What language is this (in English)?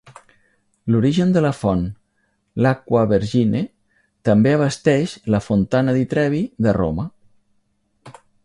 Catalan